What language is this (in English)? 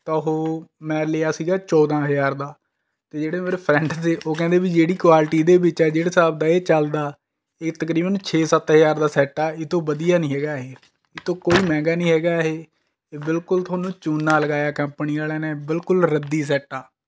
Punjabi